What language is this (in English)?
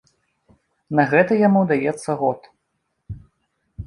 Belarusian